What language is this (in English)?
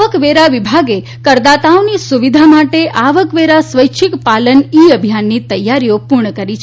Gujarati